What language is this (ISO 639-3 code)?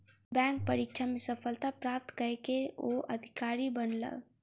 mai